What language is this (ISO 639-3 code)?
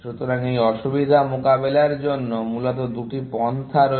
ben